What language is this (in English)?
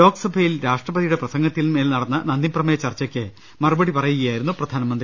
Malayalam